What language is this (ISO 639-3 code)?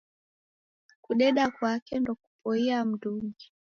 dav